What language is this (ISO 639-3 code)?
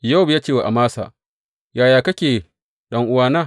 hau